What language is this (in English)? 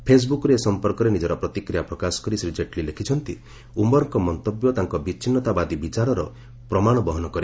Odia